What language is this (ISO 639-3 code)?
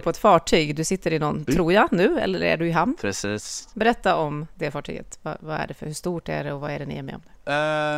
swe